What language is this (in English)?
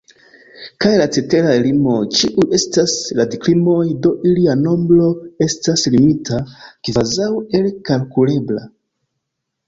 Esperanto